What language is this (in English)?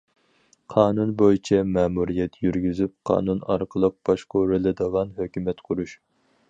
Uyghur